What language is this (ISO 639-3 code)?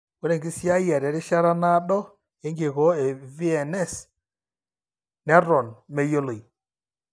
mas